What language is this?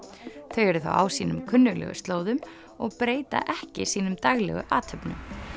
Icelandic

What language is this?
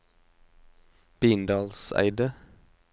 Norwegian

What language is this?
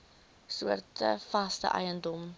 Afrikaans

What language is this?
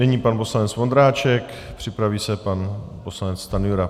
Czech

